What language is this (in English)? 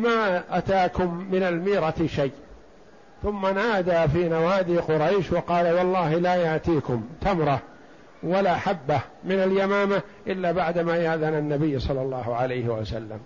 Arabic